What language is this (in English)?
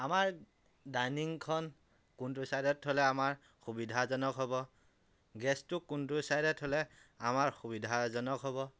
Assamese